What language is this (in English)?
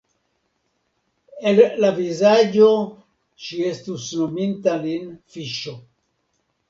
Esperanto